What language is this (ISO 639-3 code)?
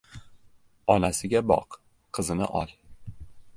uzb